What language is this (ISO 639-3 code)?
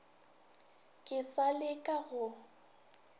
nso